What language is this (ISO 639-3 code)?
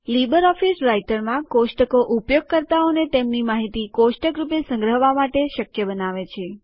guj